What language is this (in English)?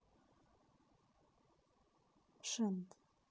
Russian